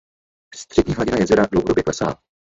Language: Czech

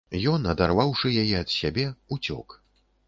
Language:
Belarusian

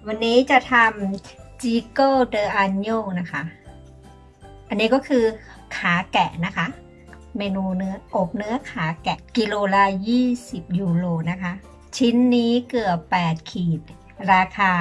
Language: Thai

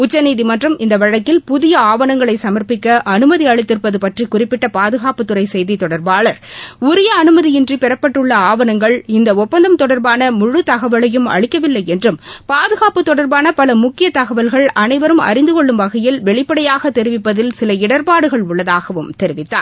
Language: Tamil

